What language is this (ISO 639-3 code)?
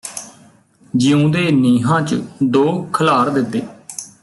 pan